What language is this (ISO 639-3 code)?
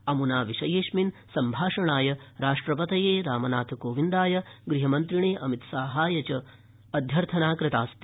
san